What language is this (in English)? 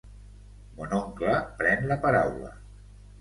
Catalan